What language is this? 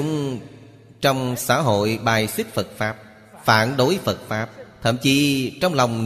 Vietnamese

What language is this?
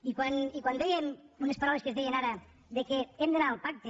Catalan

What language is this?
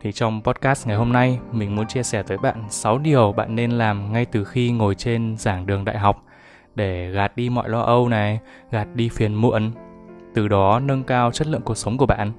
Vietnamese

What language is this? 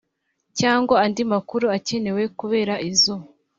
Kinyarwanda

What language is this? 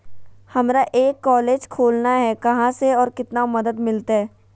Magahi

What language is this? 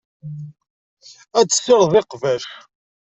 Kabyle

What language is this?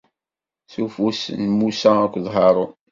Kabyle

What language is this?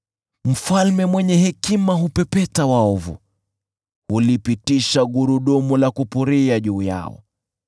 Swahili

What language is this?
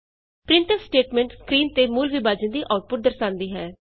Punjabi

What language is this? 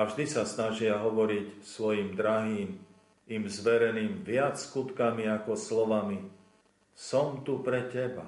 Slovak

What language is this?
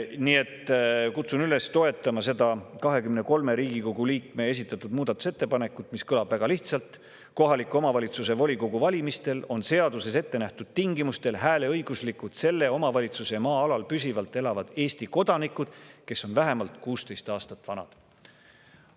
Estonian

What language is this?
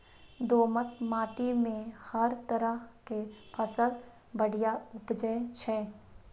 Maithili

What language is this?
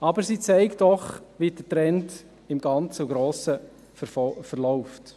Swiss German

